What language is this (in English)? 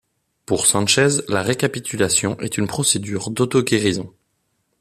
French